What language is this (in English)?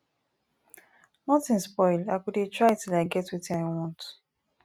Nigerian Pidgin